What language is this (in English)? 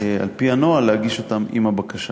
Hebrew